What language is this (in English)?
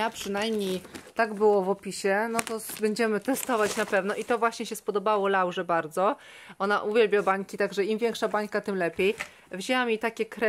Polish